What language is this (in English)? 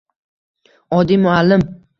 Uzbek